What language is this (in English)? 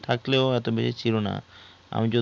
Bangla